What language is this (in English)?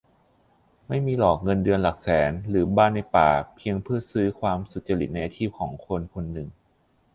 Thai